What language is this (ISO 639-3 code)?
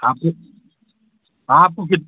hin